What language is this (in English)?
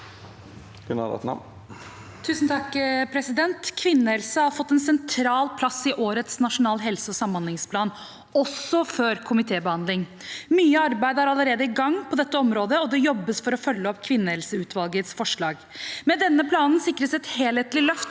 Norwegian